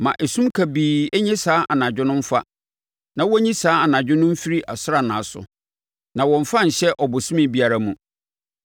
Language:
Akan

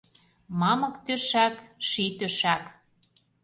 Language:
Mari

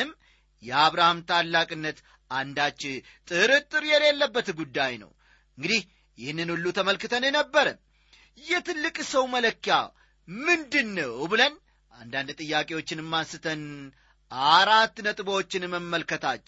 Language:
Amharic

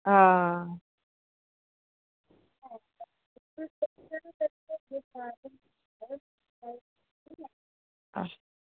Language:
Dogri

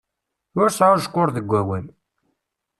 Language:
Kabyle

